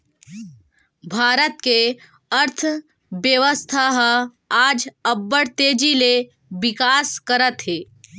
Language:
Chhattisgarhi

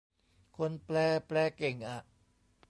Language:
Thai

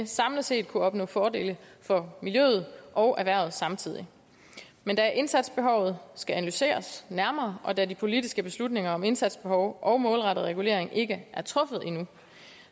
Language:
Danish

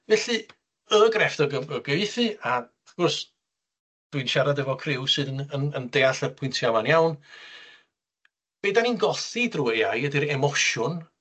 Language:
Welsh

